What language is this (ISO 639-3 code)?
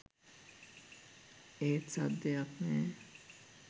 sin